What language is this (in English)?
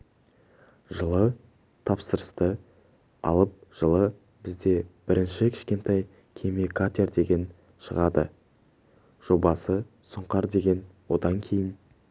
Kazakh